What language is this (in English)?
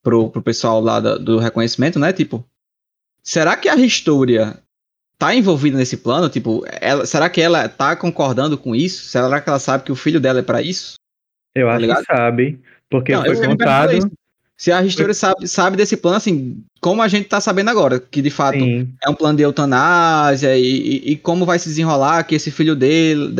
Portuguese